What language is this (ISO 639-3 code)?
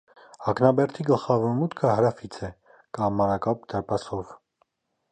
hye